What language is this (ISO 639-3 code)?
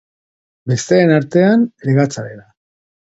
eus